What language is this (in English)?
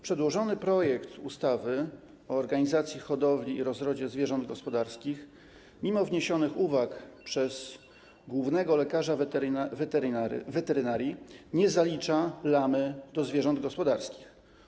Polish